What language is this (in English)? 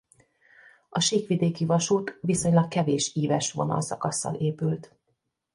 Hungarian